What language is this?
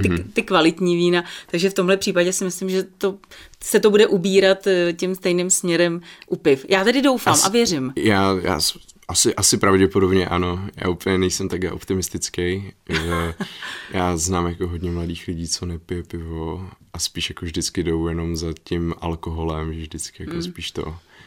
Czech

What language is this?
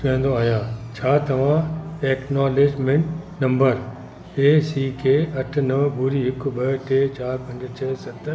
Sindhi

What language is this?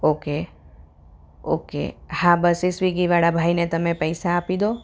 Gujarati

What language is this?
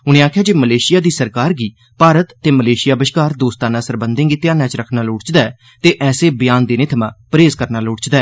Dogri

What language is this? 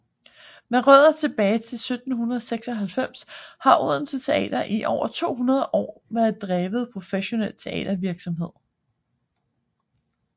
Danish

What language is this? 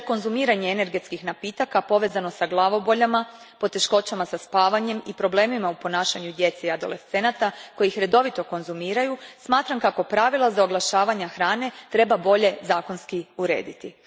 Croatian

